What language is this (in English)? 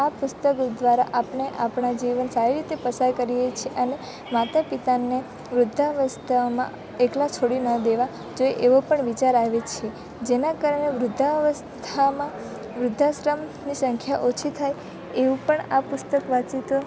Gujarati